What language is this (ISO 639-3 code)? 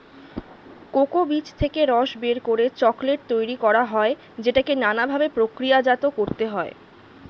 ben